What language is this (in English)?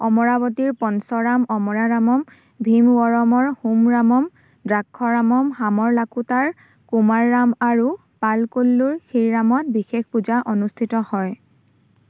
Assamese